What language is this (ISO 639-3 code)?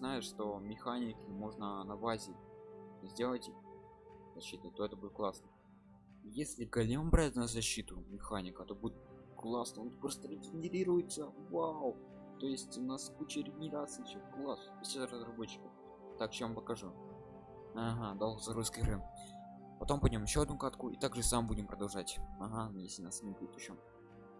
rus